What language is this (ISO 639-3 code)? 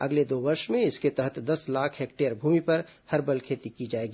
hin